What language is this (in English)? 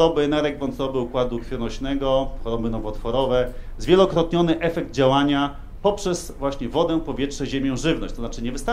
Polish